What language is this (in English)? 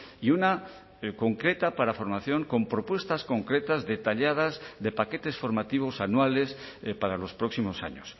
Spanish